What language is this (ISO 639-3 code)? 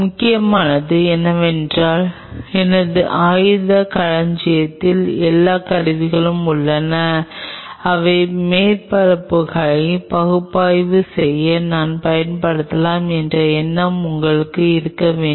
tam